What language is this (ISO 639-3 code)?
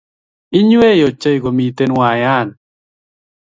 kln